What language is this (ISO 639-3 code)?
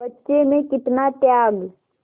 hin